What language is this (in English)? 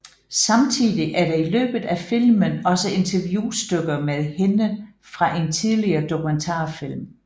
Danish